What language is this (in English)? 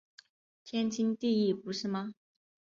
Chinese